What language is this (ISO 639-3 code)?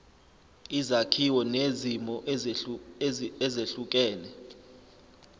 zul